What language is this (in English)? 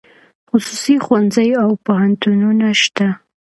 Pashto